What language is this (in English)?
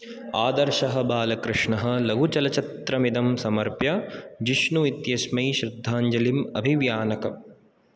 Sanskrit